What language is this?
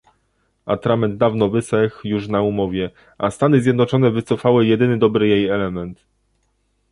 Polish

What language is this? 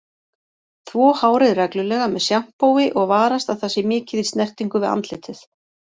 Icelandic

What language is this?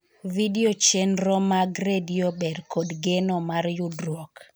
Luo (Kenya and Tanzania)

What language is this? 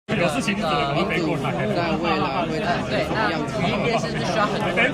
Chinese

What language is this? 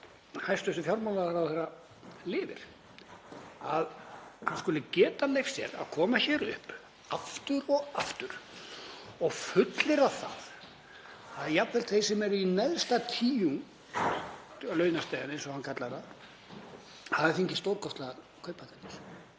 Icelandic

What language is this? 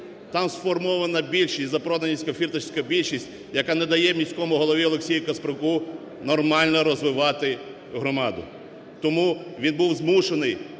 Ukrainian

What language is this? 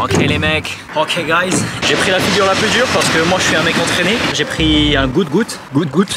French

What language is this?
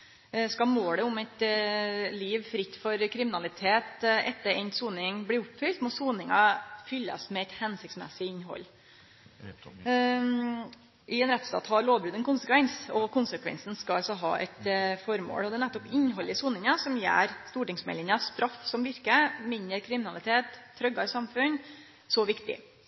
Norwegian Nynorsk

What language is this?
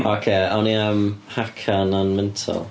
Welsh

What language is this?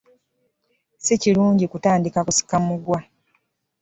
Ganda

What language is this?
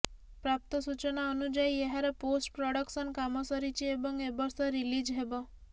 Odia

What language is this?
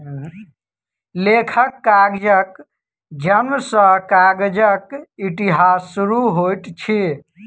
Maithili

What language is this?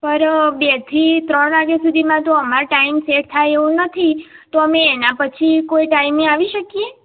Gujarati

